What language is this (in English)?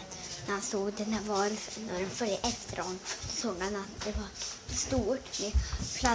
Swedish